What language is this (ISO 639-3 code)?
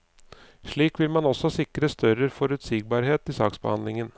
nor